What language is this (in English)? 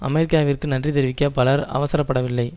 Tamil